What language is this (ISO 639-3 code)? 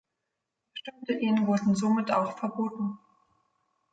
deu